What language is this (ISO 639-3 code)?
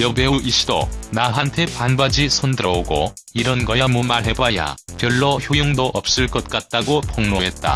kor